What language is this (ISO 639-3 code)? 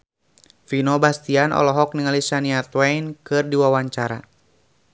sun